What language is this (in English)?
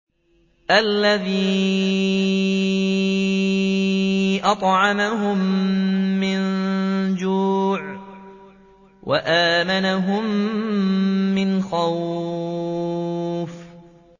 Arabic